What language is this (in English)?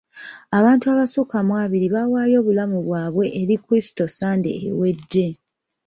Ganda